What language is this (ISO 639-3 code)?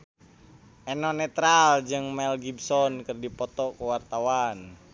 sun